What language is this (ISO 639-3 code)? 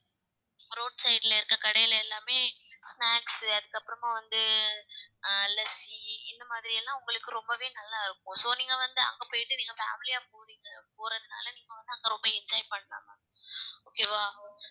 tam